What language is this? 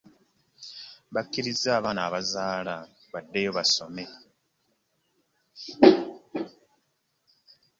Ganda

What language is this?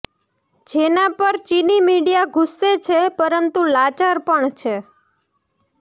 Gujarati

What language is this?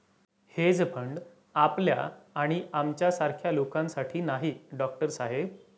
Marathi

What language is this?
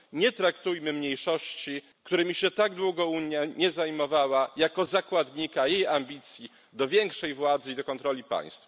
Polish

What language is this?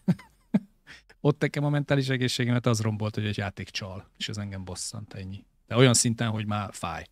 Hungarian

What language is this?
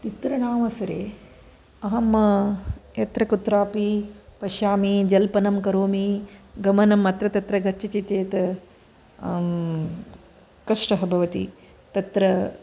Sanskrit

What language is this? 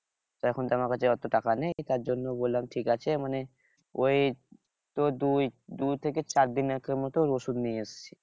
Bangla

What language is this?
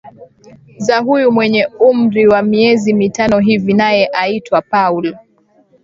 Swahili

